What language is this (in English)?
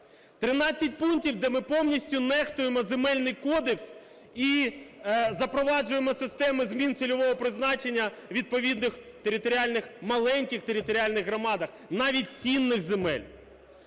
Ukrainian